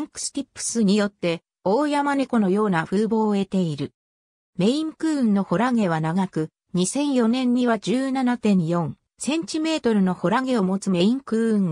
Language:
Japanese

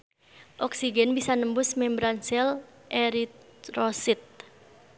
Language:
Sundanese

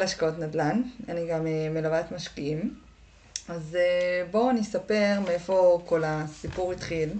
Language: Hebrew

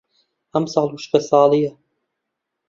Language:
Central Kurdish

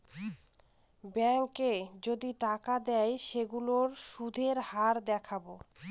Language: Bangla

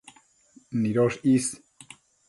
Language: Matsés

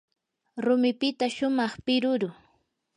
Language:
Yanahuanca Pasco Quechua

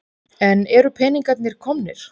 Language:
Icelandic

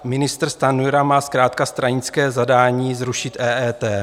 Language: Czech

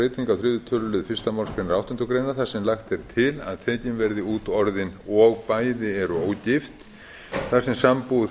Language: Icelandic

